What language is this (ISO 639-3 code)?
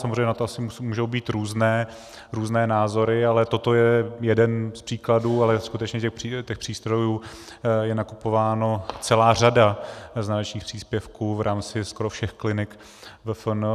ces